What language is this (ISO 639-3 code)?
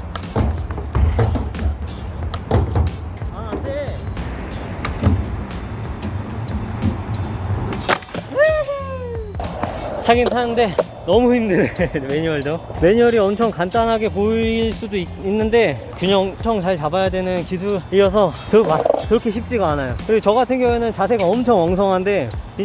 kor